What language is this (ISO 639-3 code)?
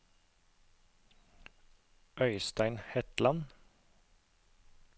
nor